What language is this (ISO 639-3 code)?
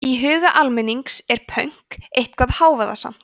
isl